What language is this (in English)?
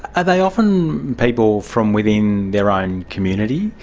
English